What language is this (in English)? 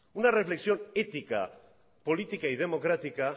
Spanish